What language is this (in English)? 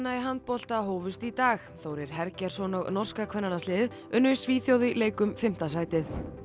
Icelandic